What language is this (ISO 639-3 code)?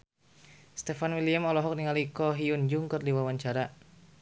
sun